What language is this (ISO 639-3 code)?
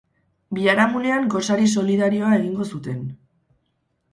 eus